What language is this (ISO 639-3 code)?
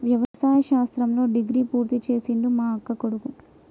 tel